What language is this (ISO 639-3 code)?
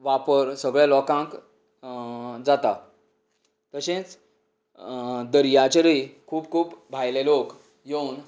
kok